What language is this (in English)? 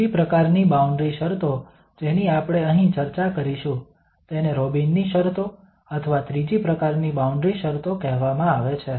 Gujarati